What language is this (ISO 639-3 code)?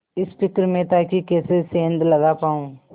hin